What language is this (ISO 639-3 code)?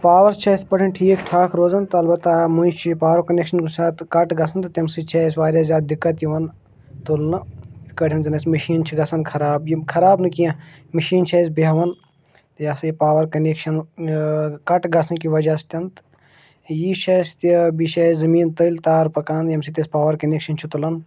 kas